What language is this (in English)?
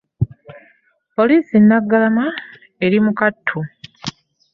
Ganda